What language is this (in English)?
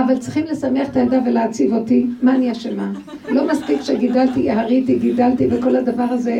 Hebrew